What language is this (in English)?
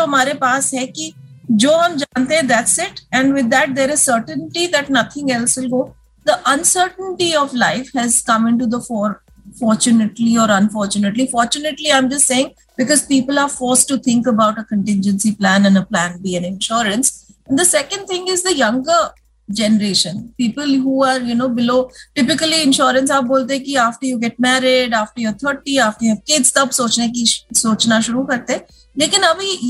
Hindi